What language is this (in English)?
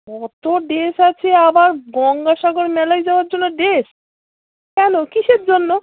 Bangla